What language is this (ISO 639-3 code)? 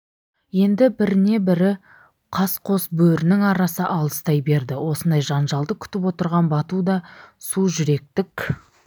kaz